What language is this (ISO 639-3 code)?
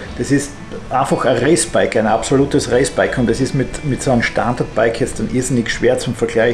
deu